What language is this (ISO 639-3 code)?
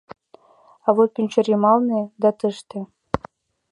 chm